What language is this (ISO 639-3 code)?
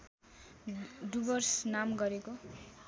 nep